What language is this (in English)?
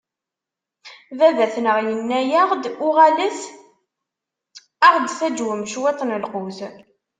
Kabyle